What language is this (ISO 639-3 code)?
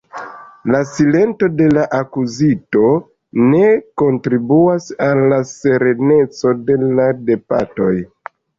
epo